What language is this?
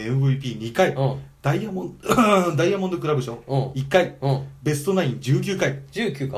Japanese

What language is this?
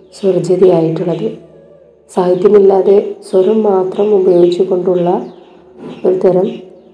Malayalam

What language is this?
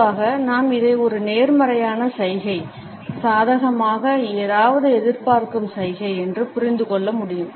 Tamil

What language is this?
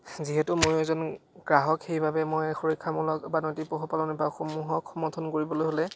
Assamese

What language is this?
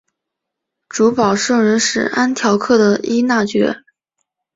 Chinese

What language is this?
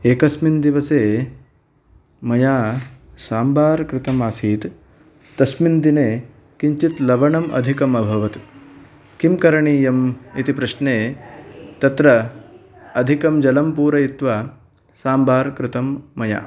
Sanskrit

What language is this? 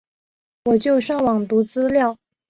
Chinese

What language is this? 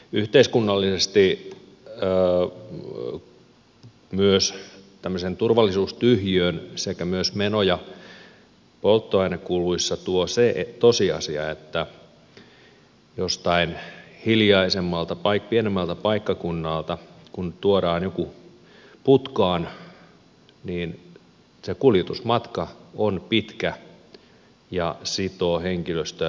Finnish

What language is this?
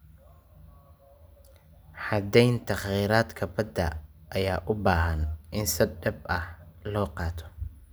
Somali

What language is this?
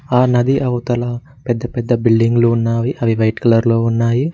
Telugu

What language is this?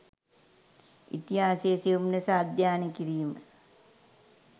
Sinhala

